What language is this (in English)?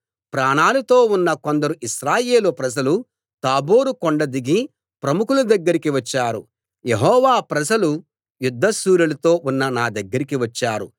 Telugu